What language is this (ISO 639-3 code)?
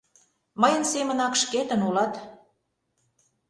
chm